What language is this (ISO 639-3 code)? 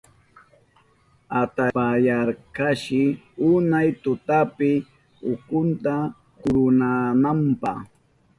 qup